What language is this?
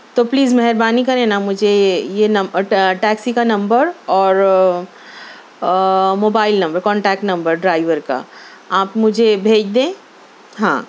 Urdu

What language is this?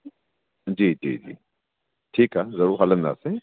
Sindhi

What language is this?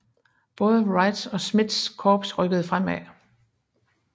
Danish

